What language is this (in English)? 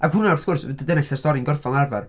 Welsh